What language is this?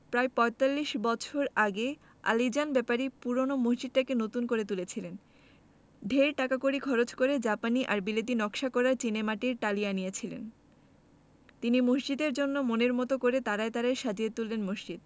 Bangla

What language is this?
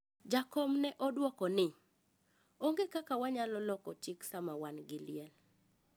Luo (Kenya and Tanzania)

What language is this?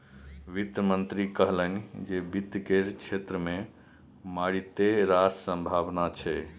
Maithili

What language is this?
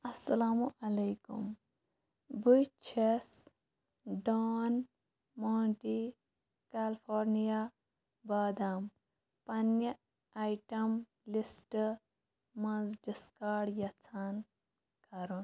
Kashmiri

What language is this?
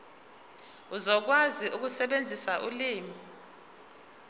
Zulu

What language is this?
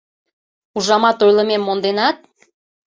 Mari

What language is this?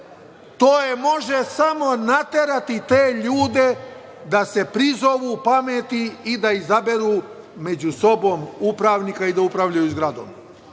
Serbian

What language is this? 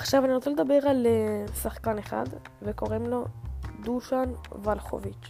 Hebrew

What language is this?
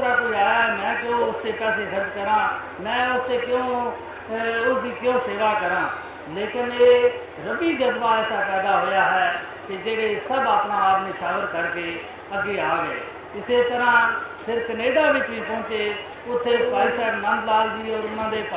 Hindi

